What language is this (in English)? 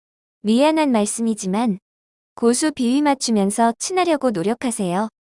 Korean